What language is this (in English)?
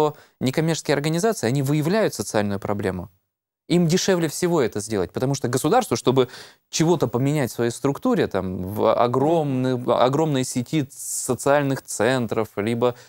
Russian